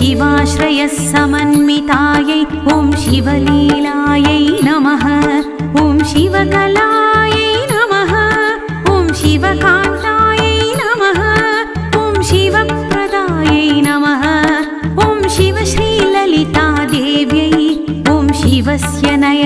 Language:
Thai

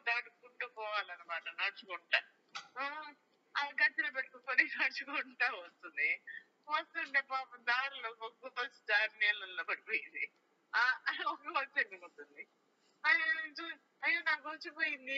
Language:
Telugu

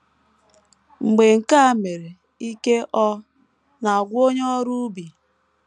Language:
Igbo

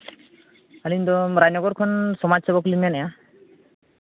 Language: Santali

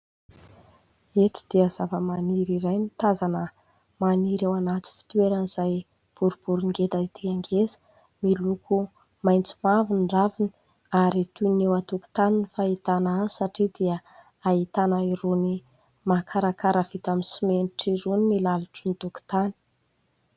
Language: Malagasy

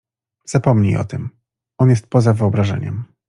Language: Polish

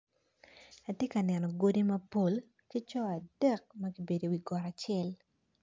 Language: Acoli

